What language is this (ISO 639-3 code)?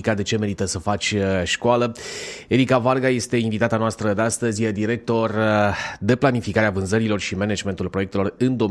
ron